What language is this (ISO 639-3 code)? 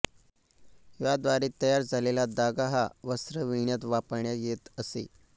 mar